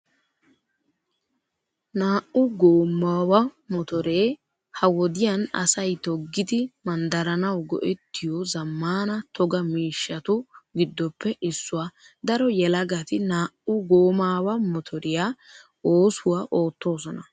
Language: Wolaytta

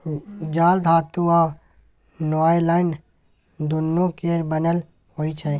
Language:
Maithili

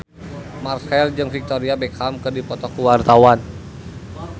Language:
Sundanese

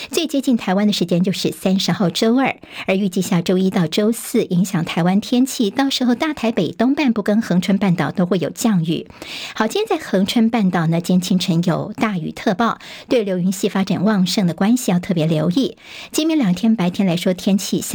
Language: Chinese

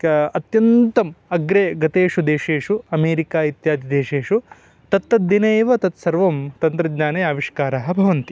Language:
Sanskrit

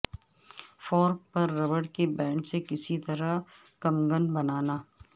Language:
Urdu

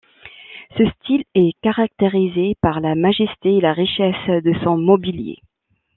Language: French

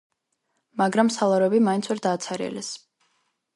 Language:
Georgian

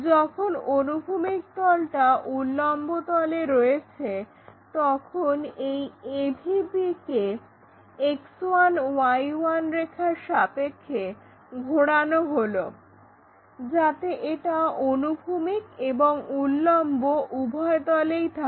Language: Bangla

